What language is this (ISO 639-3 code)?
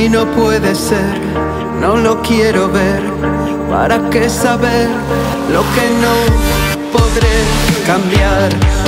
ita